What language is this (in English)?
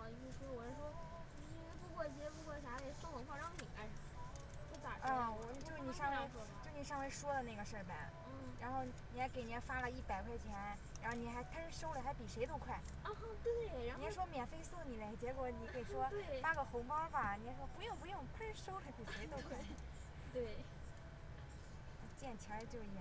Chinese